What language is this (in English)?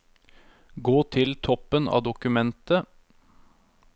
Norwegian